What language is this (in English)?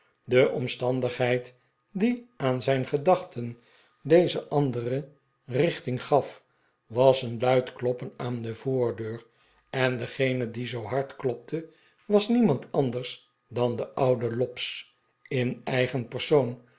Dutch